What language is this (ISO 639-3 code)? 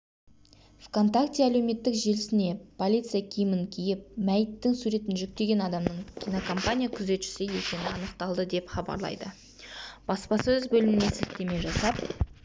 kaz